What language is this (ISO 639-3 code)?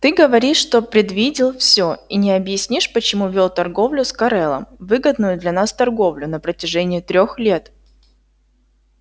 rus